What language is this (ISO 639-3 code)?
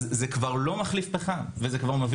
heb